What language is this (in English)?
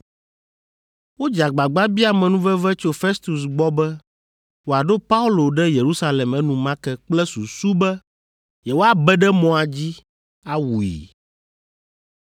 Ewe